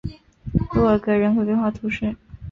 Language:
Chinese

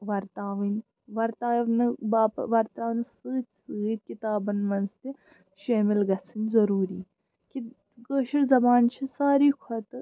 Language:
Kashmiri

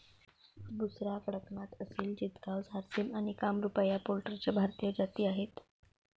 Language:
Marathi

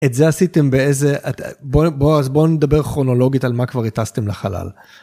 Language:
Hebrew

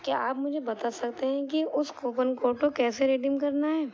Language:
Urdu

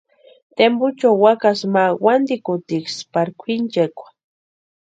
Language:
Western Highland Purepecha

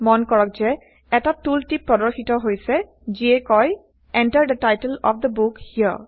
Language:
Assamese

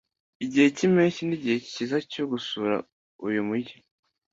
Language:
Kinyarwanda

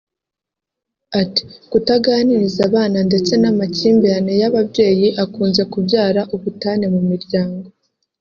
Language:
Kinyarwanda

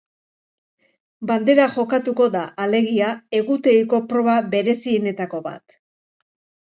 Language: Basque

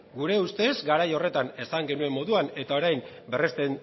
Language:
Basque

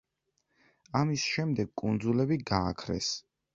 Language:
Georgian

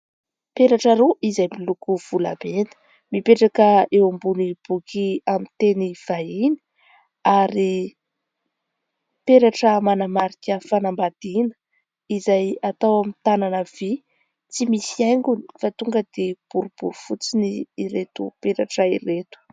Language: Malagasy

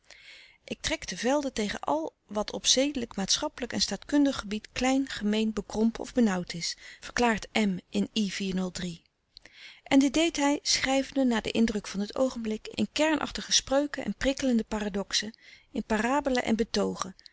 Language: Dutch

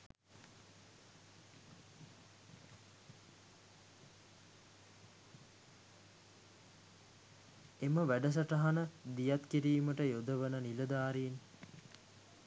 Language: Sinhala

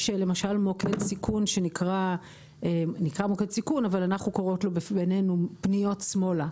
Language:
Hebrew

